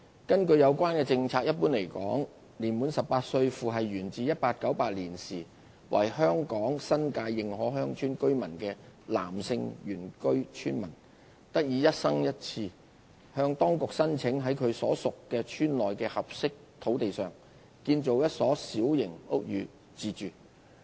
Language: Cantonese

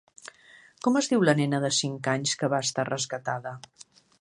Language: Catalan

